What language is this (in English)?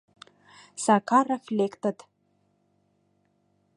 Mari